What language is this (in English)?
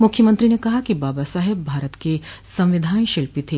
Hindi